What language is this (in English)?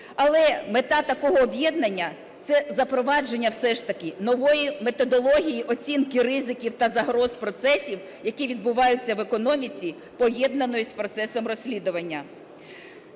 Ukrainian